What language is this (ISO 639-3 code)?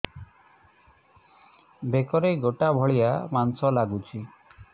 ori